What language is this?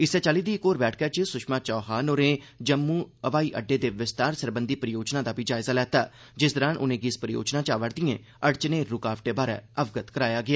Dogri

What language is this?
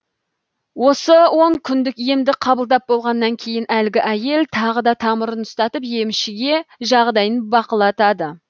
Kazakh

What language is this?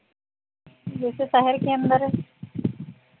Hindi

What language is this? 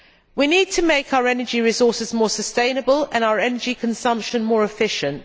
English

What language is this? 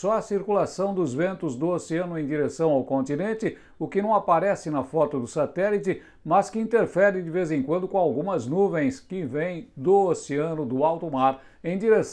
Portuguese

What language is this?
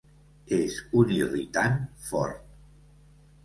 Catalan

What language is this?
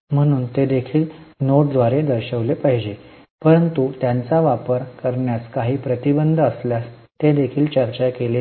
Marathi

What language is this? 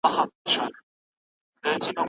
Pashto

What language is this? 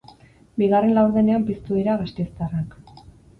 Basque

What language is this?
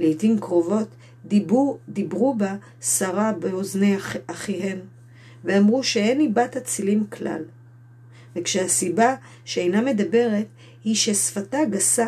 Hebrew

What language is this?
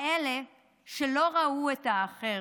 Hebrew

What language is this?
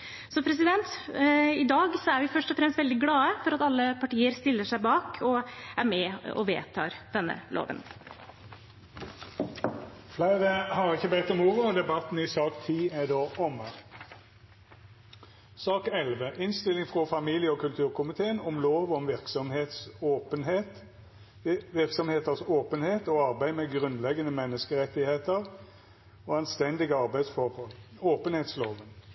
Norwegian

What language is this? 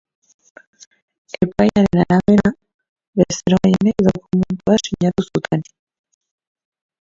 Basque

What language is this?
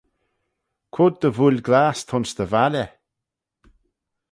Manx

